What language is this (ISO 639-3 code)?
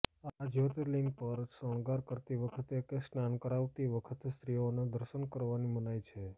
guj